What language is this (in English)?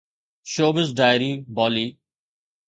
Sindhi